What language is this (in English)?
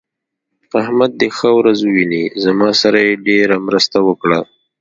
Pashto